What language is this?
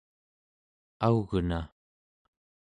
Central Yupik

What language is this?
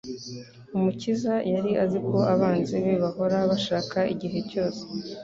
Kinyarwanda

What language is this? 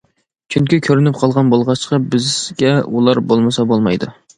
Uyghur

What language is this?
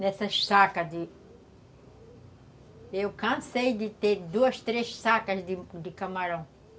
Portuguese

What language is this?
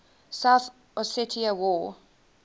English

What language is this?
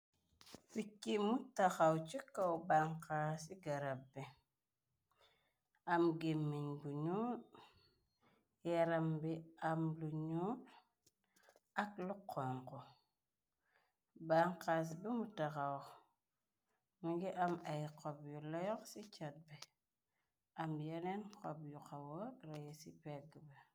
Wolof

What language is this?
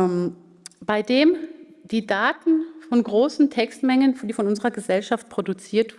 German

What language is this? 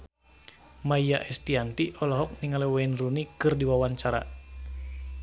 Sundanese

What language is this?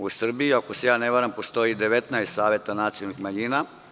Serbian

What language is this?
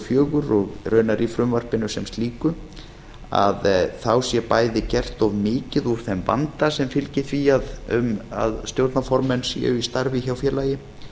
Icelandic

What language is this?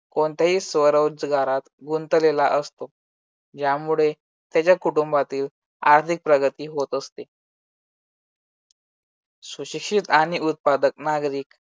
Marathi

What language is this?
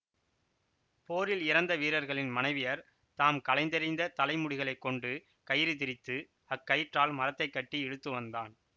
Tamil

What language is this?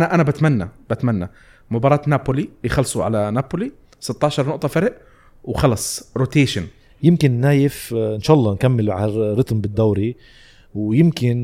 Arabic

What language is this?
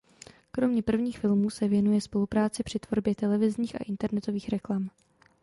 Czech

